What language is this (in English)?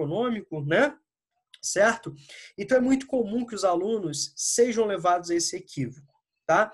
Portuguese